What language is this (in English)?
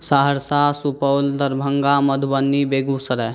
Maithili